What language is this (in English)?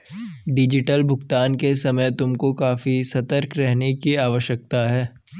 Hindi